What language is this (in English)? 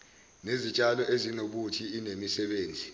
Zulu